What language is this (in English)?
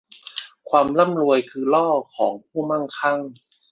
Thai